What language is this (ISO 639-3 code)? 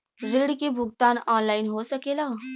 bho